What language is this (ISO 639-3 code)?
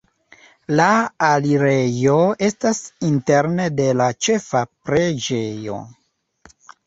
epo